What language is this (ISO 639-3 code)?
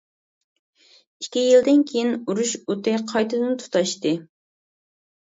uig